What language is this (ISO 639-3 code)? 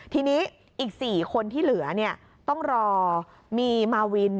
tha